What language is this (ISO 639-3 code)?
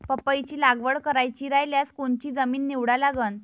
mar